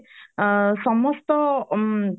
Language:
Odia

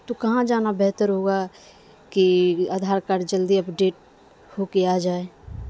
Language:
Urdu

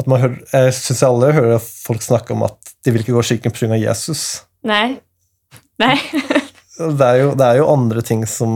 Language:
Swedish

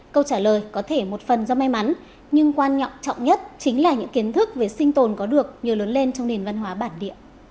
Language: Vietnamese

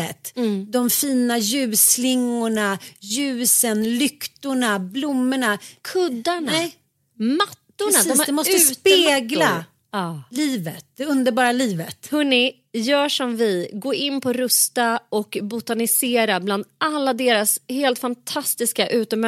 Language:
Swedish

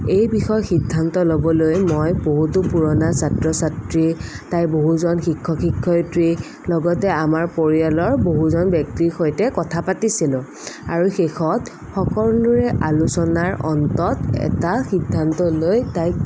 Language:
Assamese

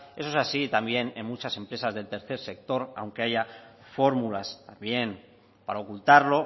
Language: Spanish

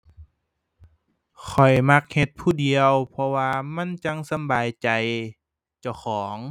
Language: Thai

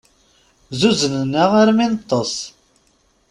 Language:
Kabyle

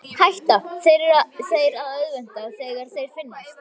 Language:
Icelandic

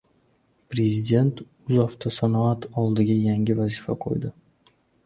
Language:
Uzbek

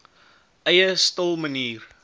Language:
Afrikaans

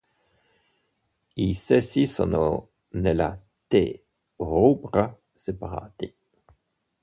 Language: Italian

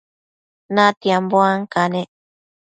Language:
Matsés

